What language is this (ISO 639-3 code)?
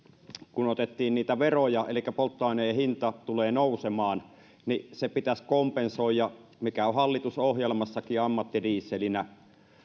fin